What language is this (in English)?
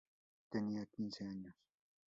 Spanish